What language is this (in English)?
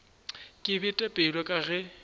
Northern Sotho